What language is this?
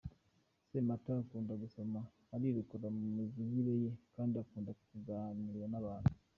Kinyarwanda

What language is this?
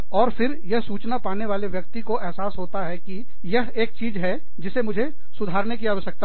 Hindi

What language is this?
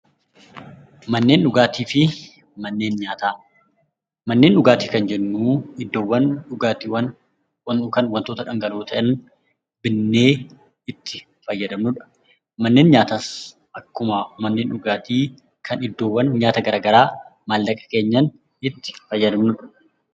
Oromo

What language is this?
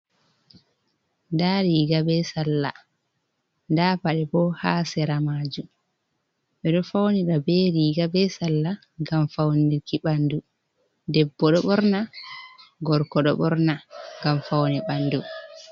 Fula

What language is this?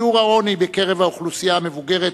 Hebrew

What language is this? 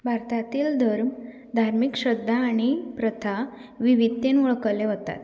Konkani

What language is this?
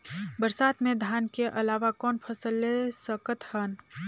Chhattisgarhi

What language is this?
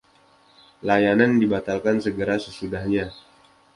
Indonesian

